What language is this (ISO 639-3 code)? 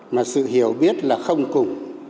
vie